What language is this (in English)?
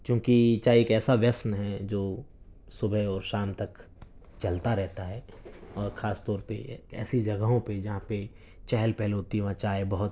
Urdu